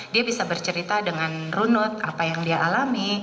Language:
Indonesian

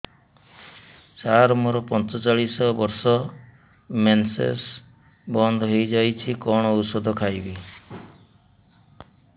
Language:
Odia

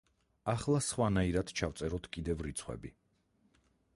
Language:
Georgian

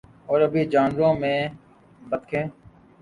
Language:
Urdu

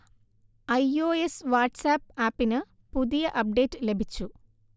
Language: Malayalam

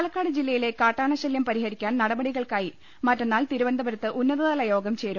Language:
Malayalam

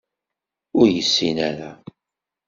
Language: Kabyle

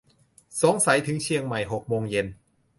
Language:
Thai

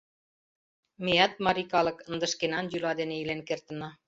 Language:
Mari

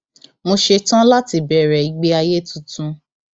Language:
Yoruba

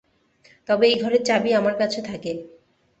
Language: Bangla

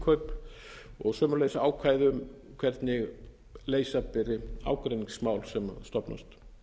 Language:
Icelandic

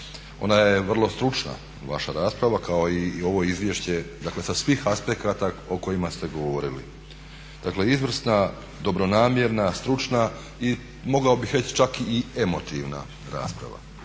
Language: Croatian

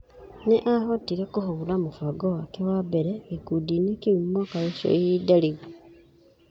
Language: Kikuyu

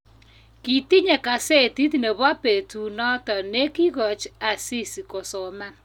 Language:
Kalenjin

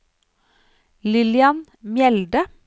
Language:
Norwegian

